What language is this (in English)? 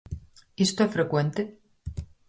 Galician